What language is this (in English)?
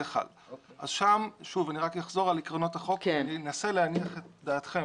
Hebrew